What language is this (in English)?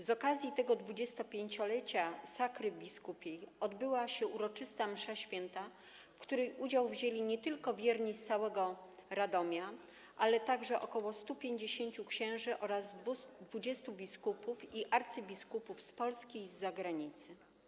Polish